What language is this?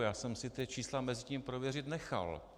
Czech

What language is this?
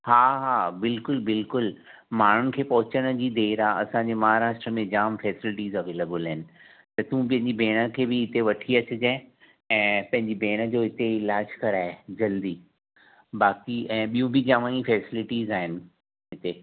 Sindhi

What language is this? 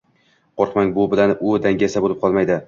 Uzbek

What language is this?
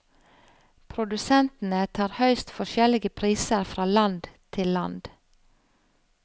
Norwegian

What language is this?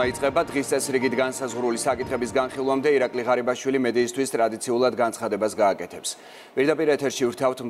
Romanian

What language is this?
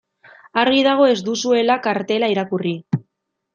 Basque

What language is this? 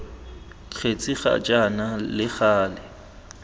Tswana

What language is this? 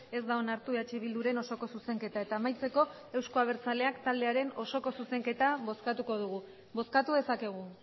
Basque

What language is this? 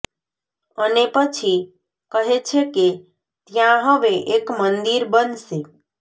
Gujarati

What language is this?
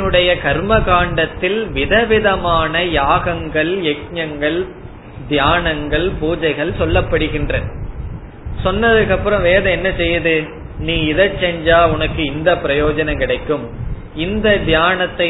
Tamil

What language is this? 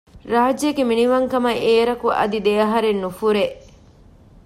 Divehi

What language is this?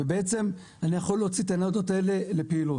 Hebrew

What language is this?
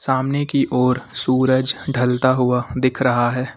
Hindi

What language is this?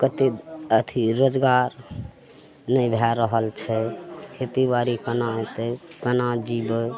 Maithili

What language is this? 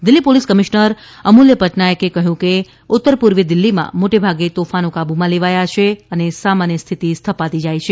Gujarati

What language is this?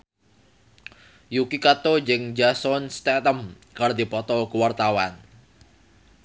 Sundanese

